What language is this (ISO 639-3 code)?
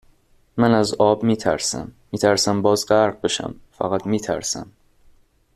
fas